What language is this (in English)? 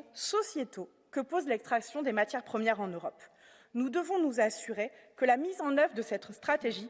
French